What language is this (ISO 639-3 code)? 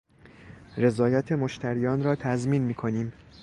fas